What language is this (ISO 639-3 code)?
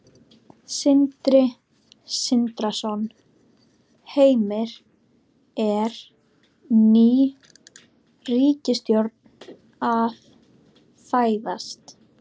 isl